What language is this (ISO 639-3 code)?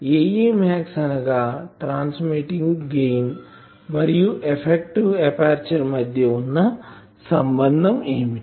tel